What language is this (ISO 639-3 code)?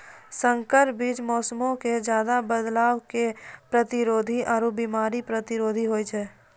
mai